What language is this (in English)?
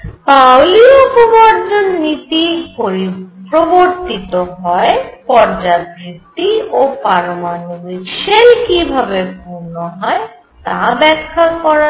Bangla